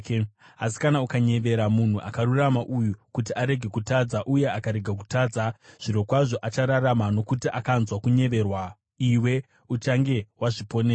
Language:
Shona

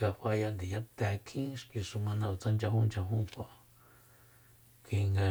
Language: Soyaltepec Mazatec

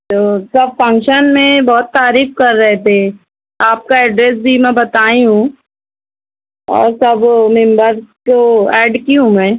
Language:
Urdu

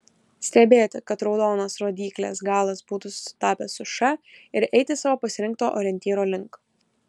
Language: Lithuanian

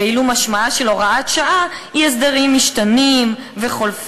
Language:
Hebrew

